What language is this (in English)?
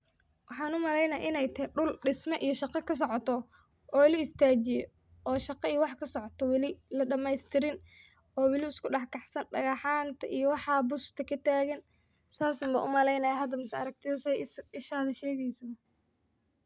Somali